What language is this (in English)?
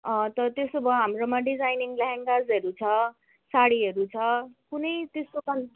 Nepali